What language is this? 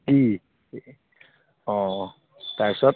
Assamese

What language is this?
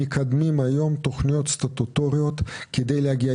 Hebrew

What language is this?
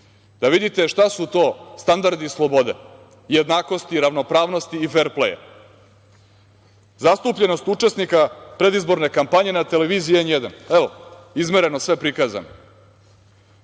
Serbian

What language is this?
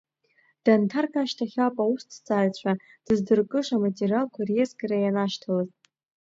Abkhazian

